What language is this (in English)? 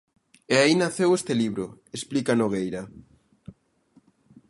Galician